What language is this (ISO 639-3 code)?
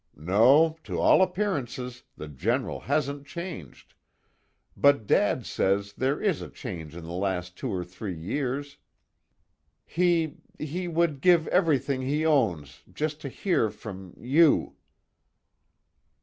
eng